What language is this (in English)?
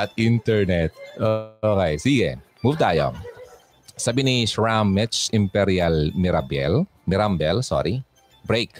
Filipino